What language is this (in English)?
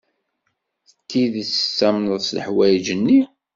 Kabyle